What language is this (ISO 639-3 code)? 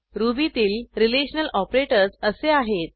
mar